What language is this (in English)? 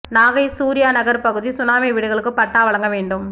Tamil